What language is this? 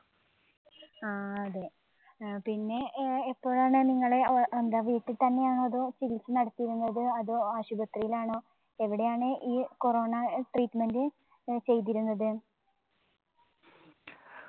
Malayalam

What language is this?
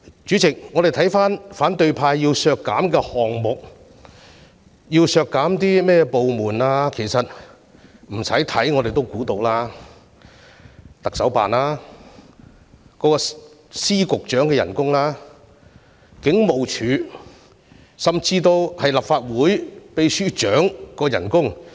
Cantonese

